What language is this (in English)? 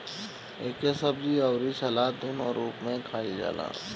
Bhojpuri